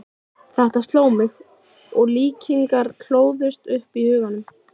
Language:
Icelandic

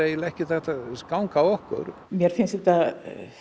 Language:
Icelandic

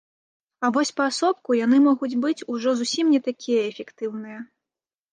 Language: Belarusian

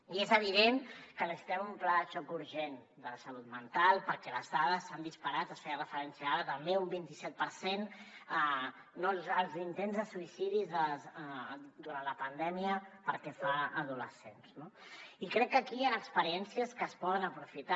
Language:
Catalan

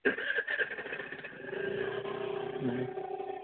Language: Manipuri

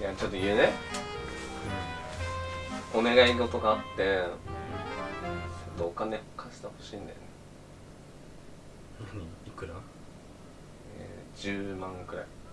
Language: Japanese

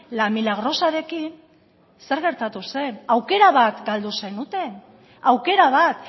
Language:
Basque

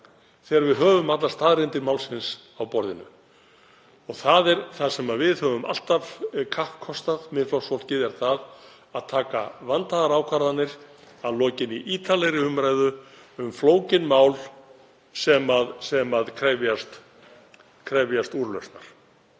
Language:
Icelandic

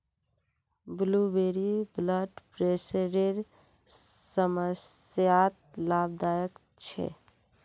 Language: Magahi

